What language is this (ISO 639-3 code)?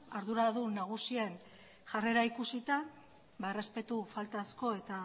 eus